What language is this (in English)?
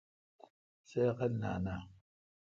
Kalkoti